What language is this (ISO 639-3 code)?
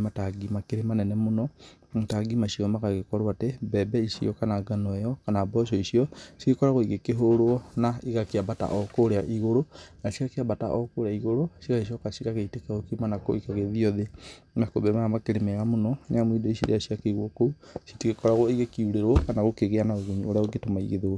kik